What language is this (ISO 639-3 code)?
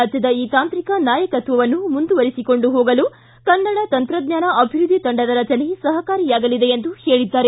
kan